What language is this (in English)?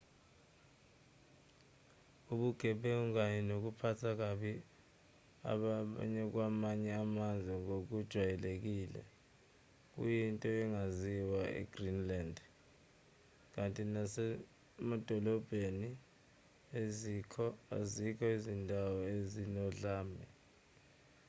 Zulu